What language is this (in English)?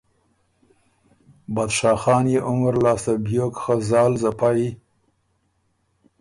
Ormuri